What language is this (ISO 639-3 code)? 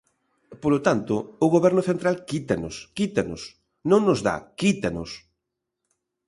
glg